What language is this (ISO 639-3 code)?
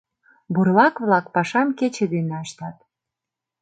chm